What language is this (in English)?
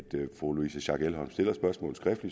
Danish